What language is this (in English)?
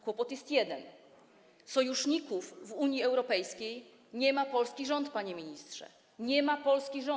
Polish